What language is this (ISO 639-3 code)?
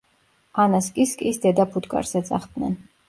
kat